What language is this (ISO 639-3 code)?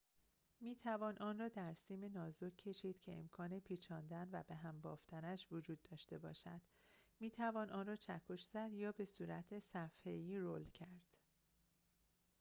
fas